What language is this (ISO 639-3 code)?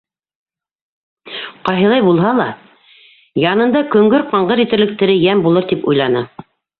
bak